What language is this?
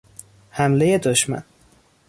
Persian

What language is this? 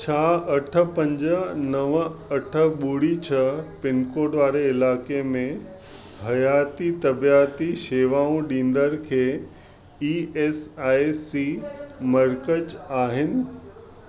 Sindhi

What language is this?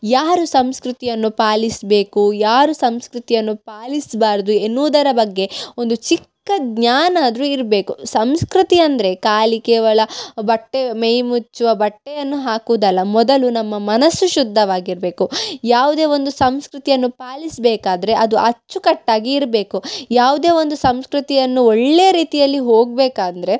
Kannada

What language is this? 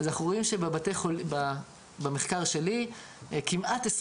Hebrew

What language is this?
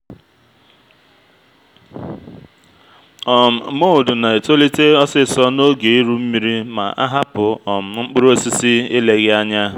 Igbo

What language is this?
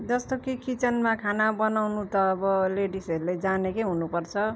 Nepali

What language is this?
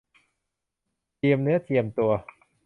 Thai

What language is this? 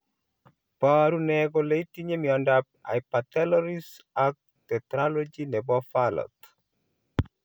Kalenjin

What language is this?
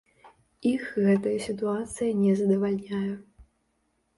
Belarusian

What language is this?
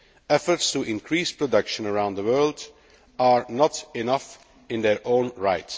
English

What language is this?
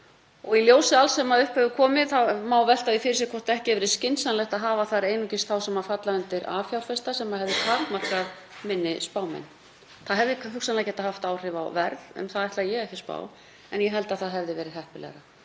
Icelandic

